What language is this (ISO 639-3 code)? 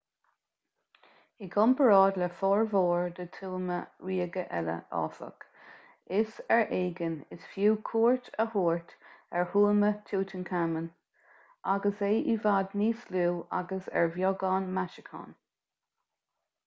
gle